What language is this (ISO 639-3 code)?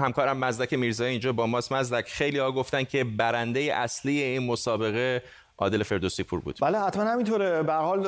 fas